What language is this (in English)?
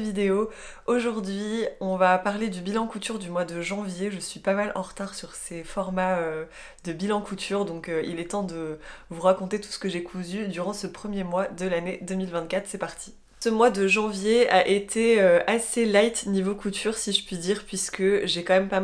French